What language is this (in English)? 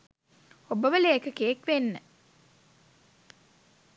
Sinhala